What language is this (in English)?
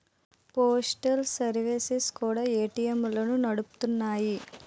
Telugu